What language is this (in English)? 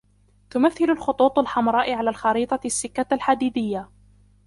Arabic